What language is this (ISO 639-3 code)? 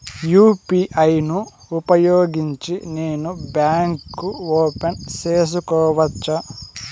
tel